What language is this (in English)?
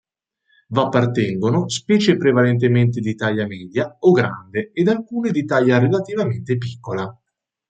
Italian